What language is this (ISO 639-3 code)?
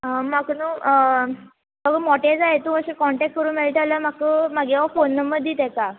kok